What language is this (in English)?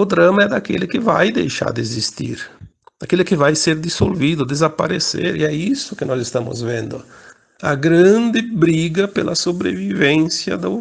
Portuguese